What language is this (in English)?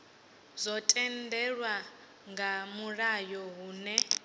Venda